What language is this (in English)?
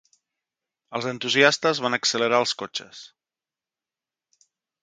Catalan